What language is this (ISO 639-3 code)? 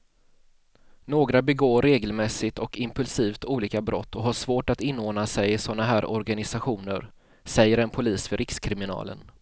swe